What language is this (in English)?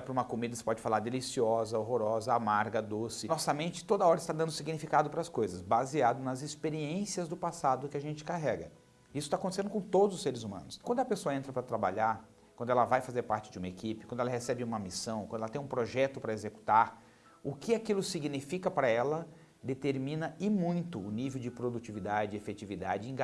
Portuguese